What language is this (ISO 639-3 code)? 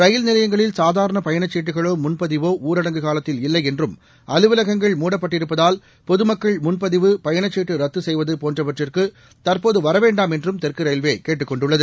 tam